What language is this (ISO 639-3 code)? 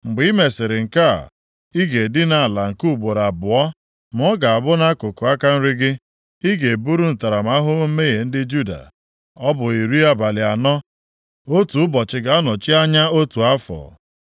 ibo